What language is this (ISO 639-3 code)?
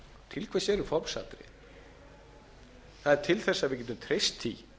isl